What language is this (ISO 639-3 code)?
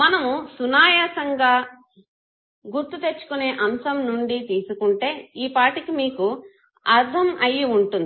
tel